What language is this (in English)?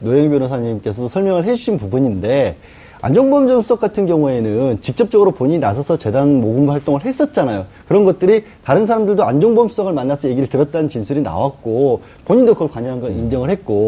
Korean